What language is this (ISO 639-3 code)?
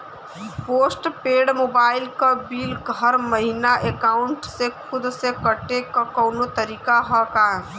bho